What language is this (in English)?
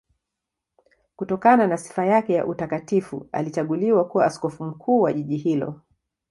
Swahili